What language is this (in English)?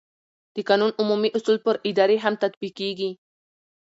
Pashto